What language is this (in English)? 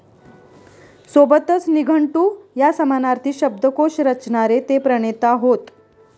Marathi